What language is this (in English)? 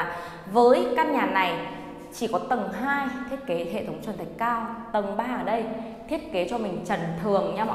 Vietnamese